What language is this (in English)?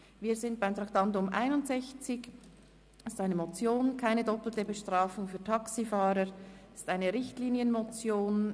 Swiss German